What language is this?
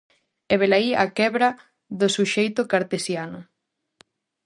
Galician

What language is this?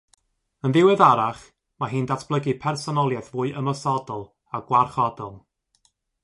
Welsh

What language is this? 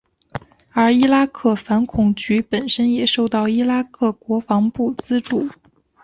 Chinese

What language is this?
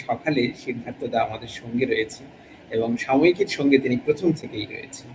Bangla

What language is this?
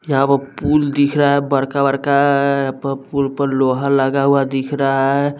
Hindi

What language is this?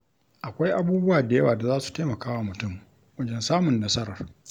Hausa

